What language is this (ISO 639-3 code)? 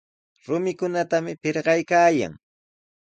qws